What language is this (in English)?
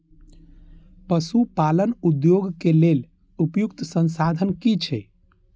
Maithili